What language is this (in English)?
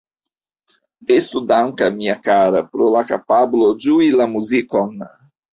Esperanto